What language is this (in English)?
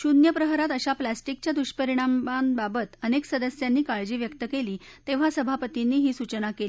Marathi